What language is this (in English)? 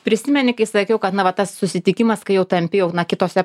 Lithuanian